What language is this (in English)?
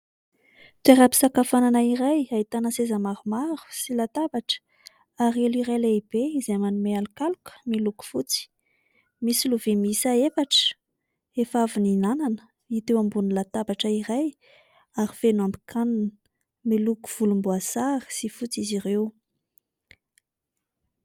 Malagasy